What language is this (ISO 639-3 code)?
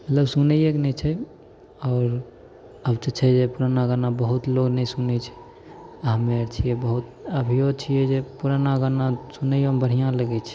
mai